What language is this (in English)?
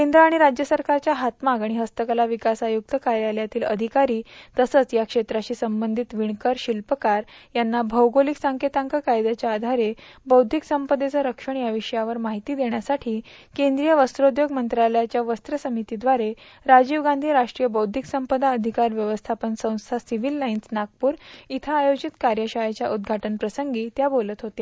Marathi